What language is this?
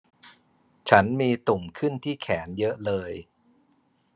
Thai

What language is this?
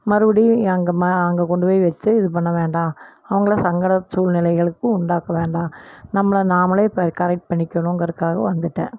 Tamil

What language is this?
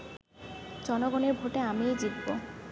Bangla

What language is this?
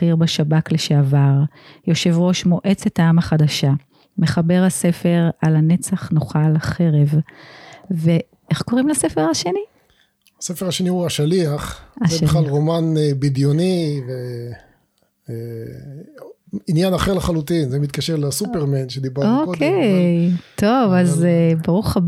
Hebrew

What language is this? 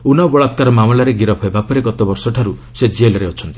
Odia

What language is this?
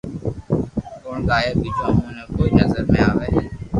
Loarki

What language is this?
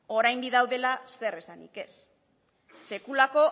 Basque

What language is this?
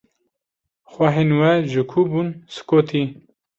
Kurdish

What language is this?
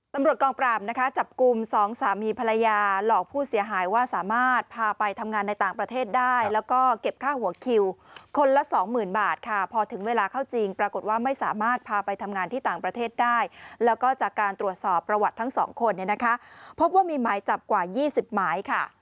Thai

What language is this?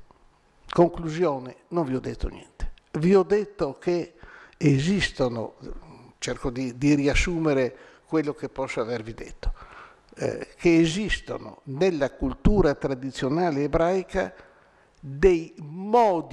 Italian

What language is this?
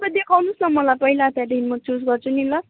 Nepali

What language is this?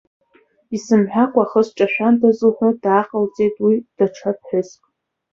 Abkhazian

